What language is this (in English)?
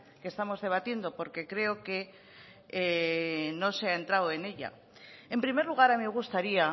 Spanish